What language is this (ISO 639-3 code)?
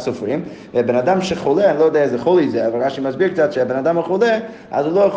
heb